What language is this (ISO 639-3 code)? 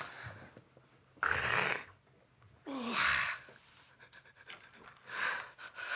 jpn